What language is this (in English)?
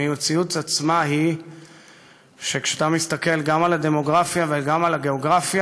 Hebrew